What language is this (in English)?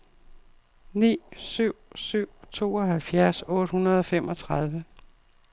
Danish